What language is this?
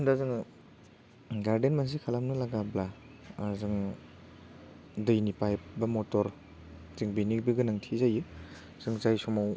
Bodo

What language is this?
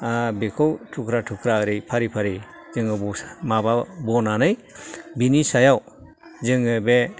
Bodo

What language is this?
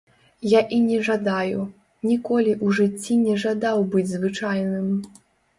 Belarusian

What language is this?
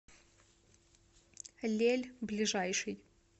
Russian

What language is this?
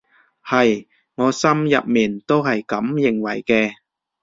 Cantonese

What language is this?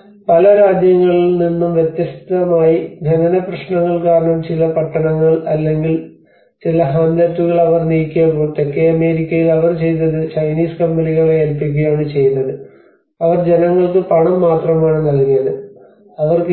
Malayalam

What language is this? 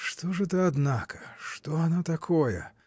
Russian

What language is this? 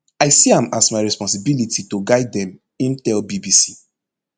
Nigerian Pidgin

